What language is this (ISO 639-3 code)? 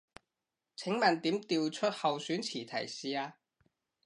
yue